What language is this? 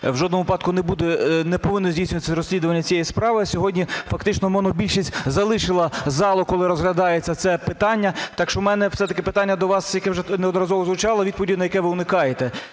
Ukrainian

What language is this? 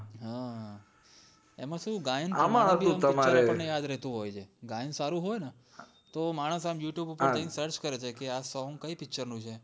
Gujarati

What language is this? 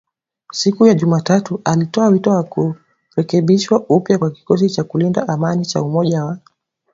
Swahili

